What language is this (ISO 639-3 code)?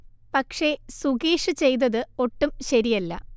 mal